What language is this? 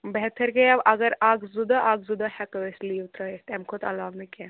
Kashmiri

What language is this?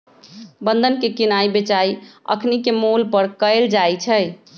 Magahi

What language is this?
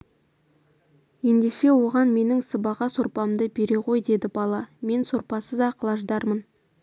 Kazakh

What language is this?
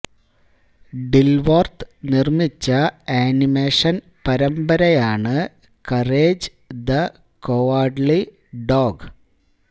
Malayalam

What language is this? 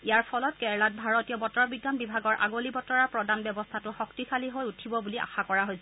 Assamese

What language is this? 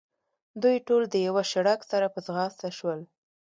Pashto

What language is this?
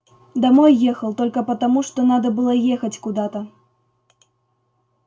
Russian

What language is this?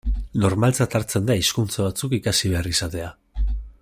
Basque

